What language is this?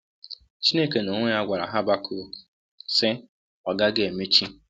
Igbo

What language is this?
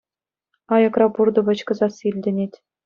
Chuvash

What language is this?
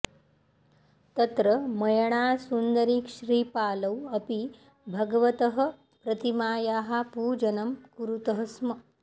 Sanskrit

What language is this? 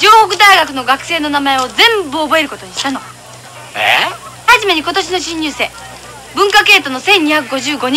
Japanese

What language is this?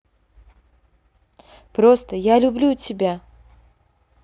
Russian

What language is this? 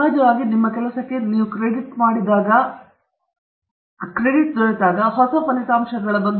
Kannada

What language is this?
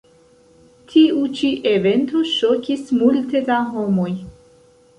Esperanto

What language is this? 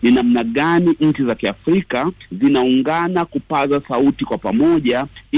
Swahili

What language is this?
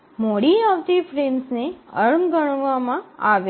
Gujarati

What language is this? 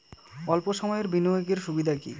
Bangla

